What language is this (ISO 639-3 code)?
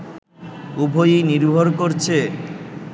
ben